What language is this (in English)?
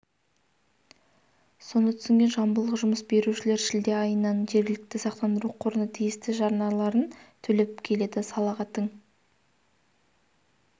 Kazakh